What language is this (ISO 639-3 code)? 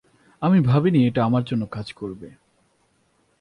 ben